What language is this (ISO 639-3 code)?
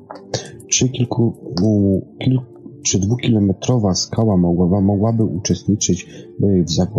pol